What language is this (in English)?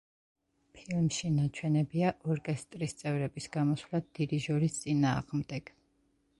Georgian